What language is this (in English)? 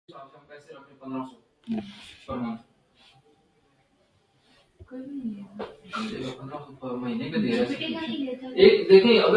Urdu